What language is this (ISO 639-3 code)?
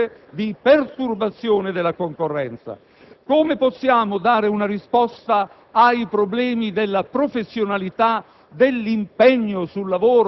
ita